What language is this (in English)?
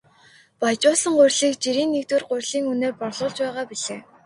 Mongolian